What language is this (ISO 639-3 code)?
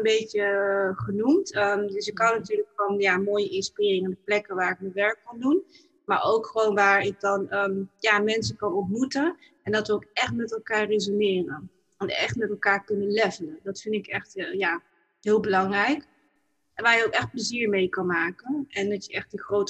nld